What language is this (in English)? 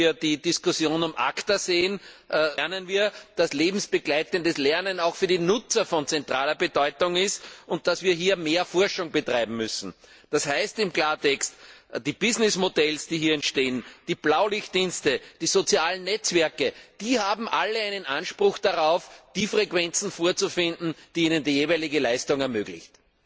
German